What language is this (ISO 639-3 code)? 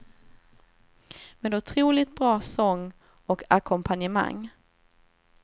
swe